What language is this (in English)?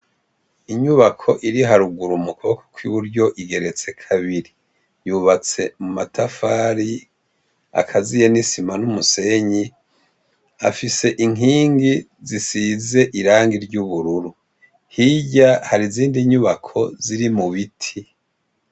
Rundi